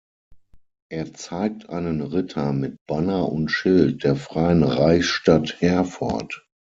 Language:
German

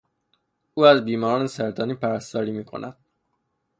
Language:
Persian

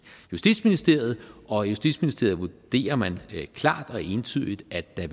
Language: Danish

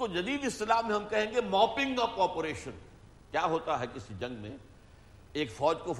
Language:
Urdu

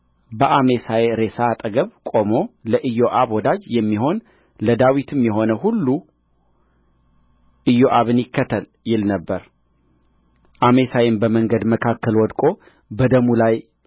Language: Amharic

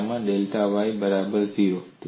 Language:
Gujarati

